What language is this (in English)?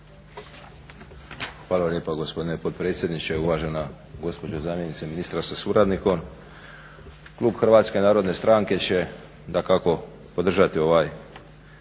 Croatian